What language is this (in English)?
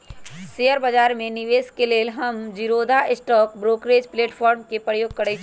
Magahi